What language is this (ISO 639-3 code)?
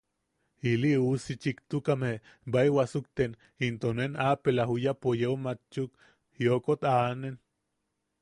yaq